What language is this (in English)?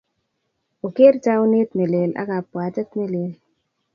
Kalenjin